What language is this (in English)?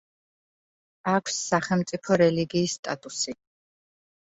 Georgian